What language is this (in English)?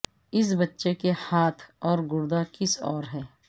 Urdu